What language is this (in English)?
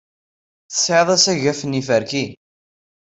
Kabyle